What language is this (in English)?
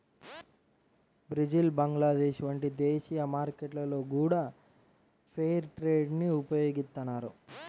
Telugu